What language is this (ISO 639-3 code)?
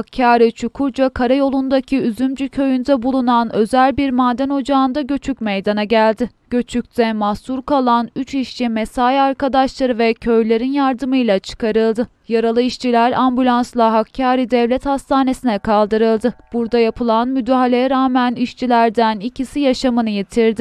tur